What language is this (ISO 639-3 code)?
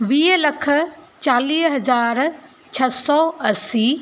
snd